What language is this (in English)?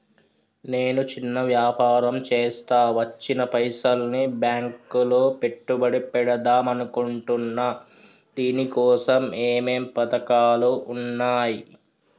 Telugu